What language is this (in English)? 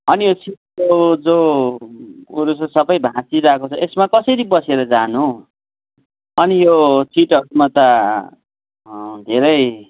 Nepali